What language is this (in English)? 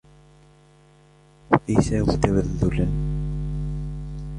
Arabic